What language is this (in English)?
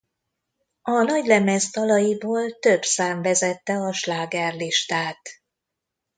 Hungarian